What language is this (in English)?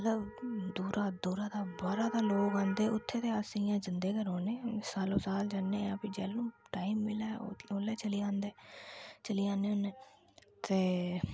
Dogri